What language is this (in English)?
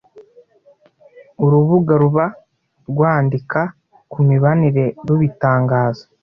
Kinyarwanda